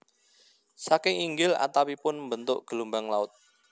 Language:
Javanese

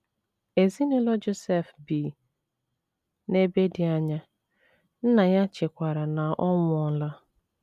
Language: Igbo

